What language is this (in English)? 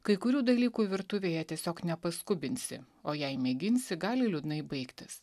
Lithuanian